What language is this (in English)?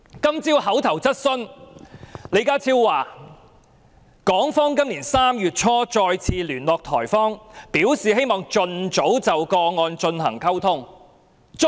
Cantonese